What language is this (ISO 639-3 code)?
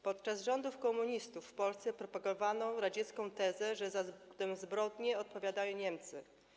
pol